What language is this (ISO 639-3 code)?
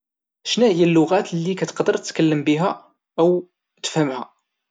ary